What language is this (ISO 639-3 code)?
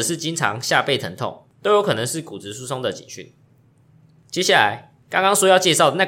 zho